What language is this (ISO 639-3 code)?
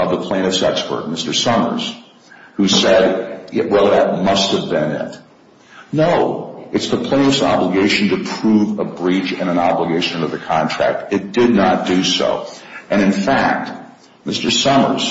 eng